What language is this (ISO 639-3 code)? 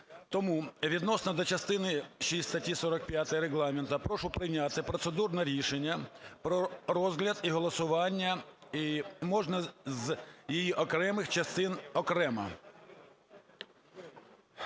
ukr